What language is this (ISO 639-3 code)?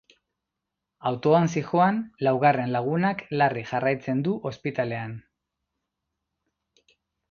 eus